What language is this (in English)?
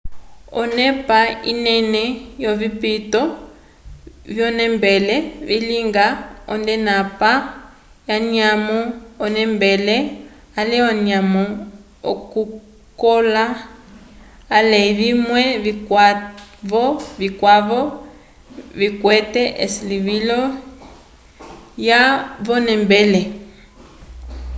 Umbundu